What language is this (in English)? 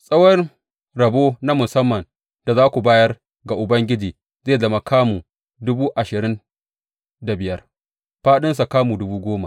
Hausa